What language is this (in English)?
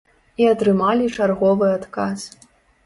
Belarusian